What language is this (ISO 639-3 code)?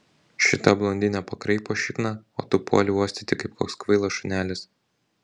lit